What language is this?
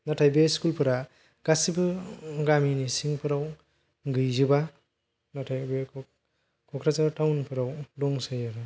Bodo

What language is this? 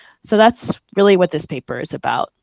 English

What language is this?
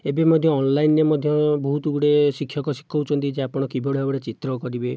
Odia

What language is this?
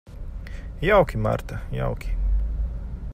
Latvian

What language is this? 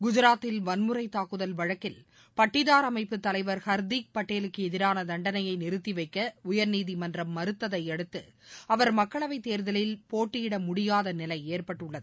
Tamil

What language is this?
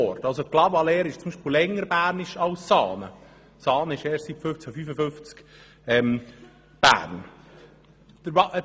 Swiss German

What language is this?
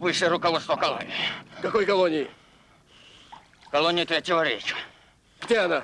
Russian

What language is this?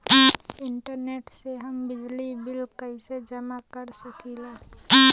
Bhojpuri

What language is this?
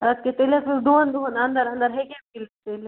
Kashmiri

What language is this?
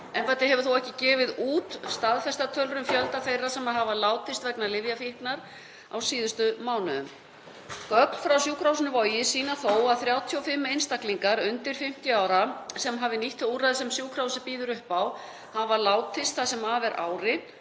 Icelandic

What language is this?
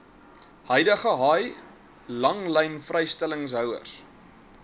Afrikaans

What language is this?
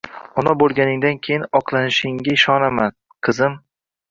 Uzbek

